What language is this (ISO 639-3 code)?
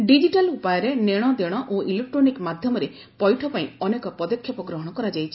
ori